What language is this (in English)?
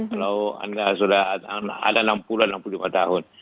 Indonesian